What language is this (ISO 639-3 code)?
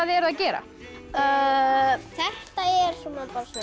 isl